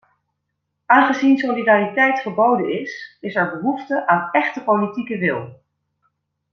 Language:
Dutch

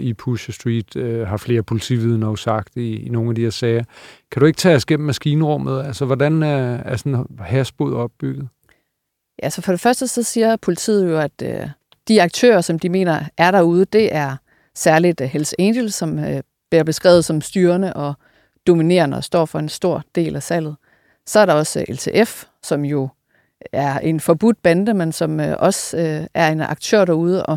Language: Danish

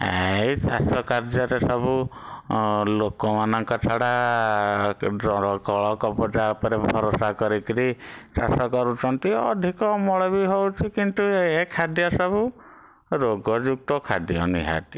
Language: Odia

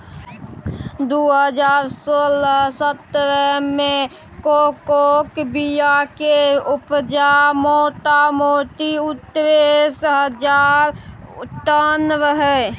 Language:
Maithili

